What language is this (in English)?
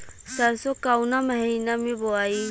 Bhojpuri